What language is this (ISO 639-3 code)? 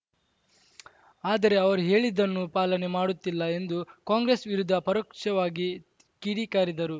kan